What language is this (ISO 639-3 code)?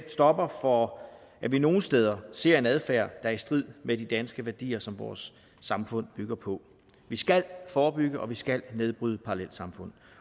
dan